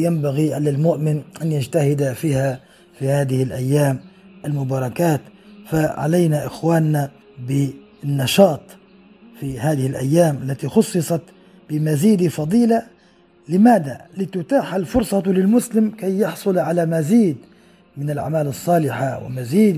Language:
Arabic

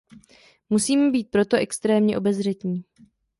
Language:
Czech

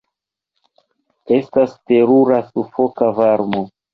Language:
Esperanto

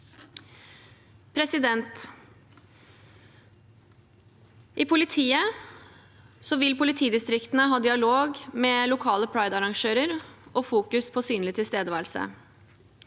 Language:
Norwegian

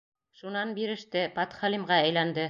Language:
Bashkir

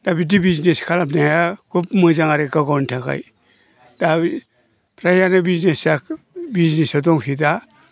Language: Bodo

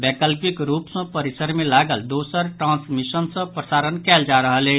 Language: Maithili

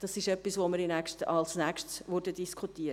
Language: Swiss German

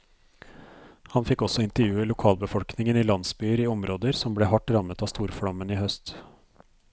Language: Norwegian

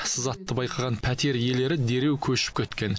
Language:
Kazakh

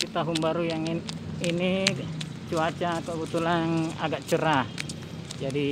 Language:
Indonesian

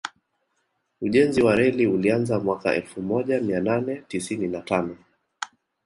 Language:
Swahili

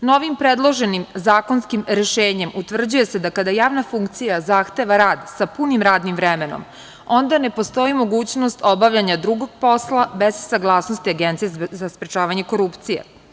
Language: Serbian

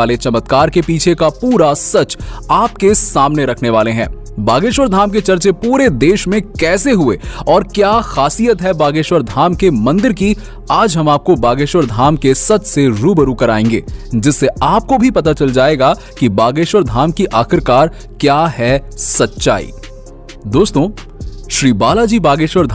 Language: Hindi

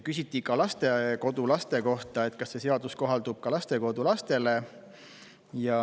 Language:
Estonian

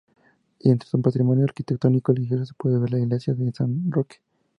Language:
Spanish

